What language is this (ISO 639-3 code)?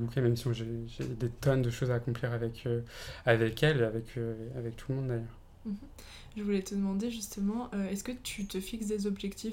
fra